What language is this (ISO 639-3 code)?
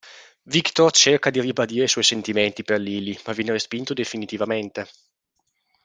ita